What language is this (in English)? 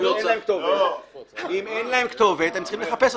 Hebrew